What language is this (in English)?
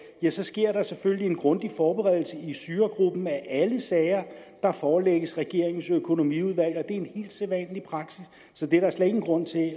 Danish